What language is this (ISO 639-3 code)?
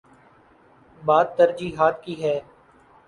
urd